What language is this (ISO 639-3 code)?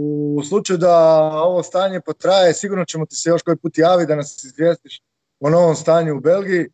hrv